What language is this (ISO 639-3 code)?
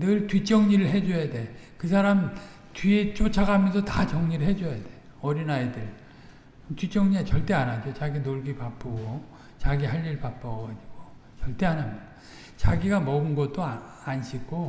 kor